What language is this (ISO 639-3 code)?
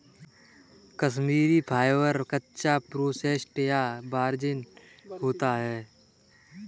hin